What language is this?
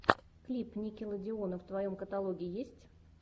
Russian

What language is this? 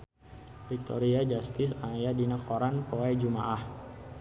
Sundanese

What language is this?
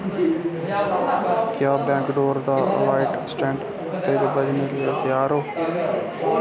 Dogri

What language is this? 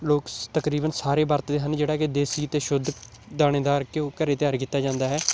Punjabi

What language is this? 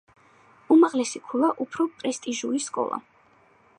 Georgian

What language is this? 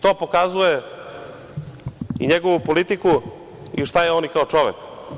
Serbian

